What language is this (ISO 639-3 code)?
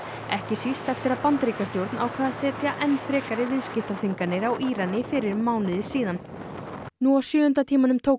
isl